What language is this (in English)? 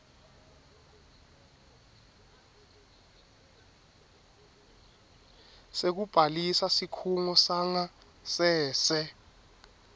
Swati